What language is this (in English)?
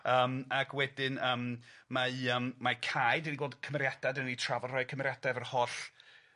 Welsh